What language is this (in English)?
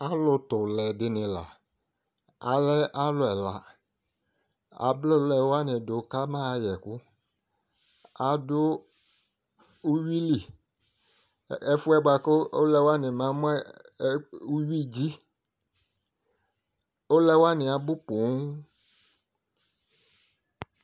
Ikposo